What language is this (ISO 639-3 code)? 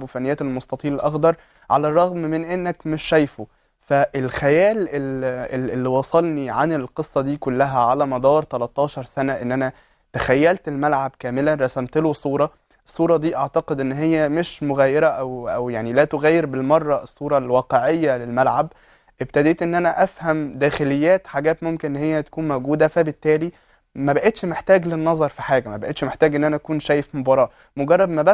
ara